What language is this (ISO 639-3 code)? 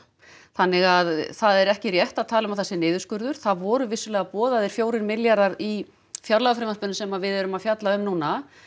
isl